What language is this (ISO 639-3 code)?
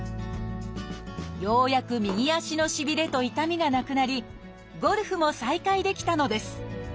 jpn